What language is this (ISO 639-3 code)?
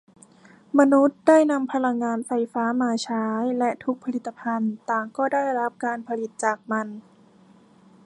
tha